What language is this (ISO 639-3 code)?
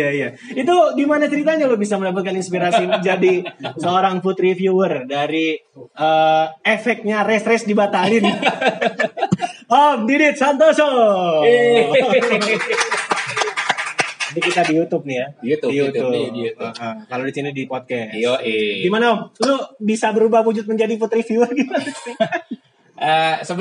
ind